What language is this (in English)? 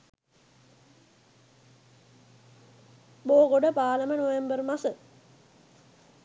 Sinhala